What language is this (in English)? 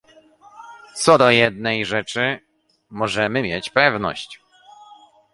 Polish